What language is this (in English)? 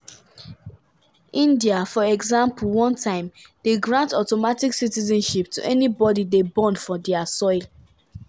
Nigerian Pidgin